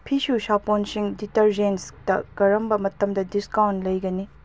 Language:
Manipuri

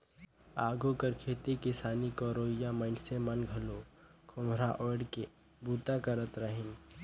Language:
Chhattisgarhi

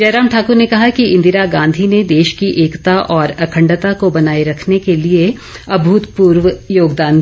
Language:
Hindi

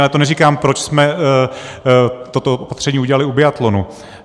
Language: Czech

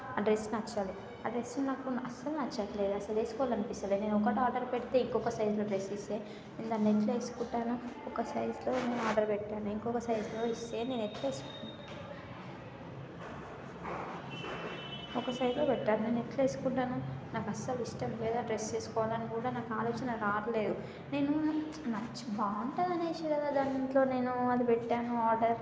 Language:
Telugu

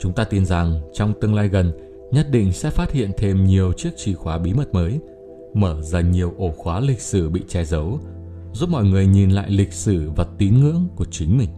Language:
Vietnamese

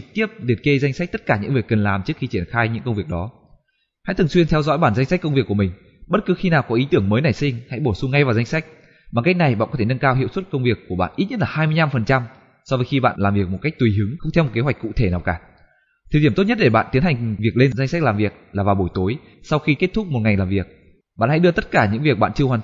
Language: Vietnamese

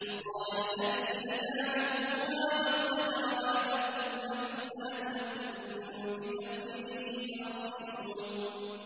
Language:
Arabic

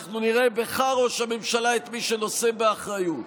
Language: Hebrew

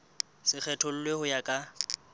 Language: Southern Sotho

